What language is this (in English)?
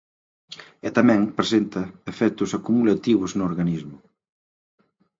Galician